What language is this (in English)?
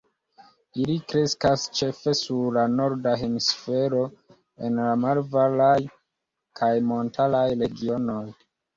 Esperanto